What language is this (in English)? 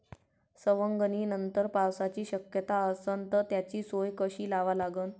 Marathi